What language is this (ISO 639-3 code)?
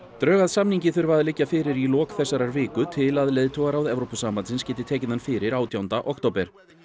isl